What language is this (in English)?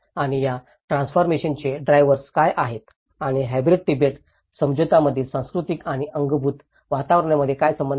Marathi